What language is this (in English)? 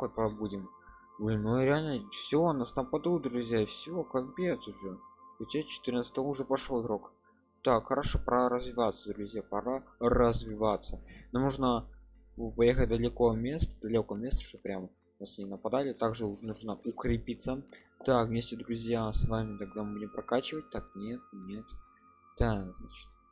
Russian